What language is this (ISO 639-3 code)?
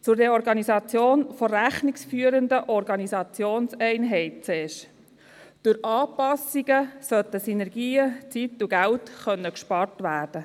gsw